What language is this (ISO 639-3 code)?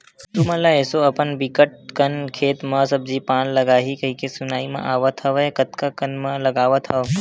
hne